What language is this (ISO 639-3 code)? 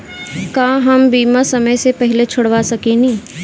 bho